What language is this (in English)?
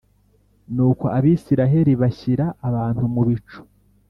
Kinyarwanda